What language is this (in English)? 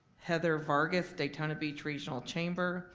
English